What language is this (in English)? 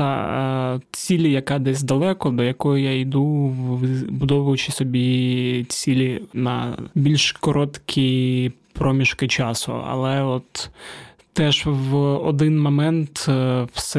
Ukrainian